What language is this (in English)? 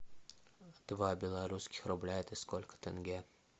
Russian